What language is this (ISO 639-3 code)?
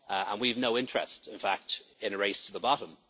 eng